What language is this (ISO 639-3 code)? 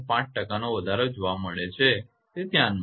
guj